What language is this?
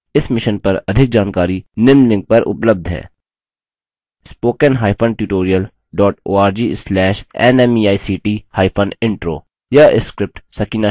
Hindi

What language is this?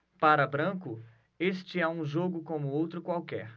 Portuguese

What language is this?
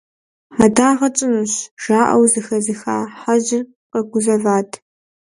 Kabardian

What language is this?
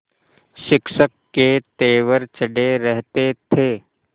Hindi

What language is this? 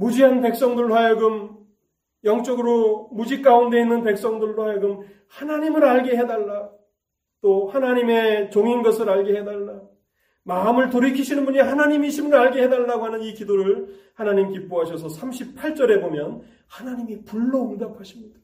Korean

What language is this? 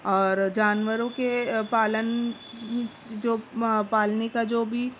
Urdu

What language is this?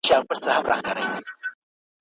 Pashto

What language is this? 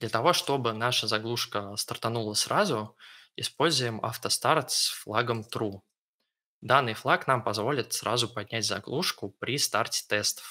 Russian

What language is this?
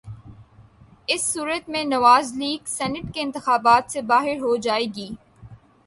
Urdu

